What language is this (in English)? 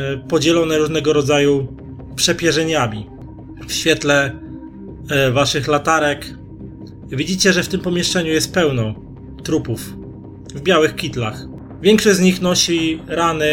Polish